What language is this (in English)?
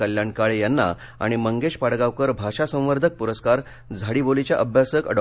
Marathi